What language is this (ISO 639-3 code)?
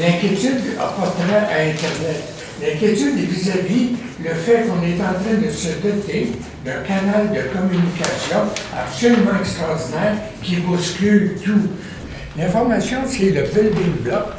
fra